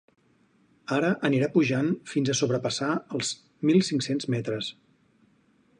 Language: Catalan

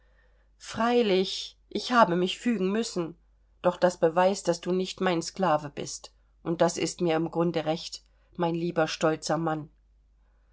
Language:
German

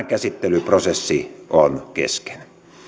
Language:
Finnish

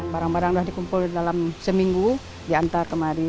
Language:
Indonesian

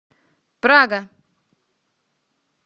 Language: Russian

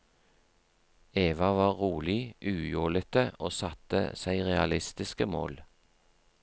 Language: Norwegian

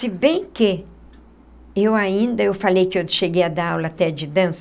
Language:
Portuguese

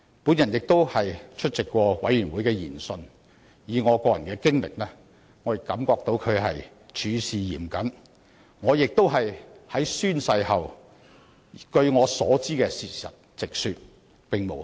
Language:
Cantonese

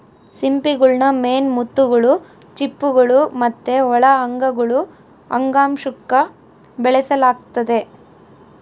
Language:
Kannada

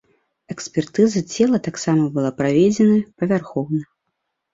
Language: Belarusian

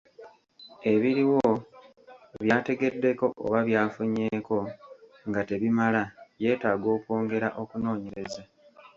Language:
Ganda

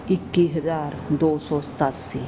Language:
Punjabi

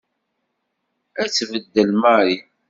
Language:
Kabyle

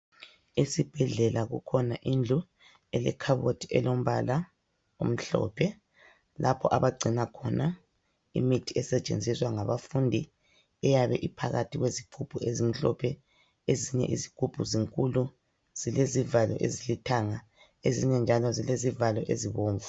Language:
North Ndebele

